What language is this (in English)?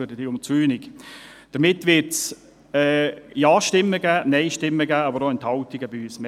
Swiss German